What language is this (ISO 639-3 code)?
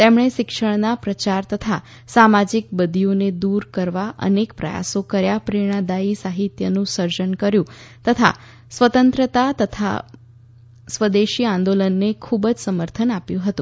guj